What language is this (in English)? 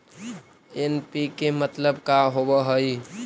Magahi